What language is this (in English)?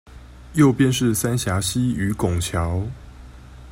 Chinese